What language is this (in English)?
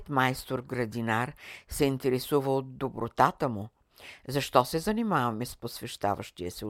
Bulgarian